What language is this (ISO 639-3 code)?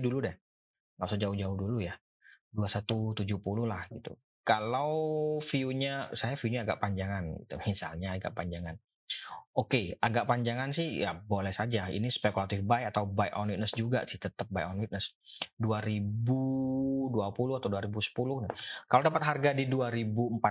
ind